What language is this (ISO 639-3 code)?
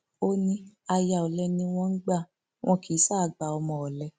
yor